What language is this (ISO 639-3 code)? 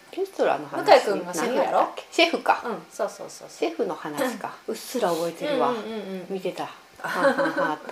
jpn